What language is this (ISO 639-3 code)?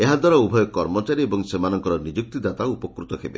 ori